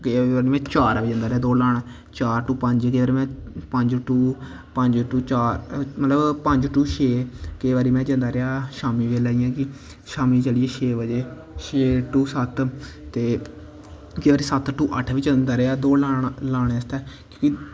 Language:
Dogri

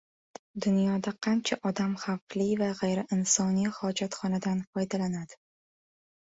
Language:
Uzbek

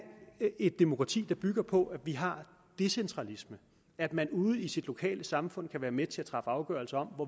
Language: Danish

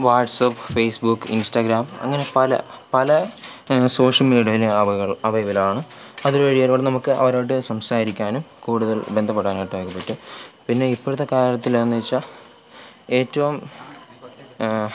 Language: Malayalam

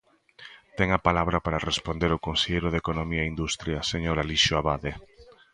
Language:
Galician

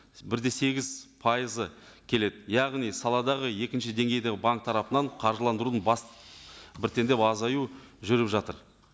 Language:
Kazakh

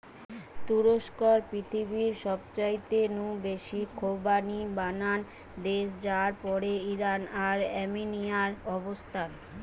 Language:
Bangla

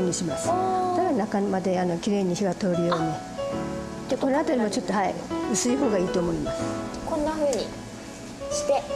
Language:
Japanese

